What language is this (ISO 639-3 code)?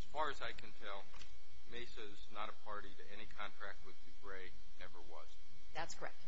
eng